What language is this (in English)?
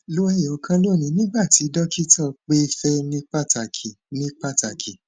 Yoruba